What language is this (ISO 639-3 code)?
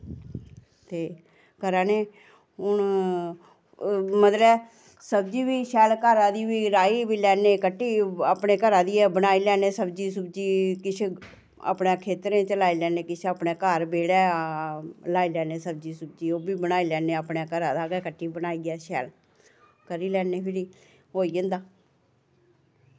doi